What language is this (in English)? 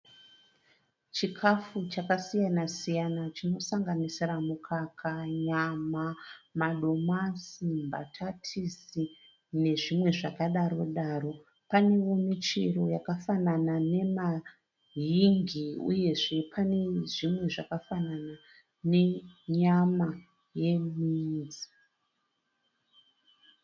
Shona